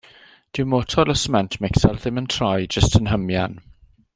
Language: Welsh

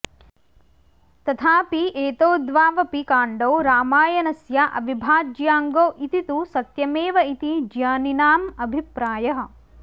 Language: Sanskrit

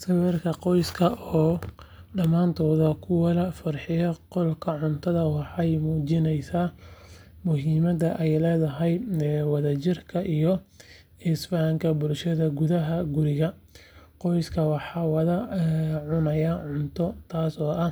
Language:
Somali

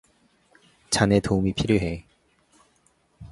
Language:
Korean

